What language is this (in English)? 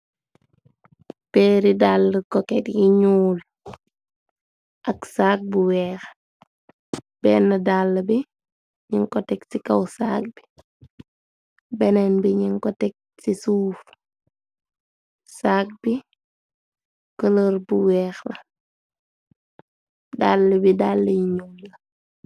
Wolof